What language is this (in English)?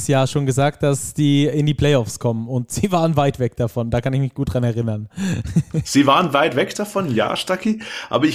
German